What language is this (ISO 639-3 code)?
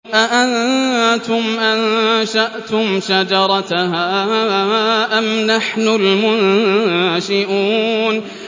ara